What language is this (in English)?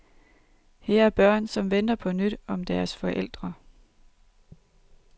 Danish